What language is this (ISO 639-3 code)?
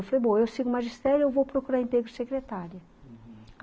por